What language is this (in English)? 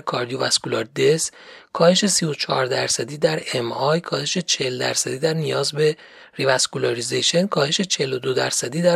Persian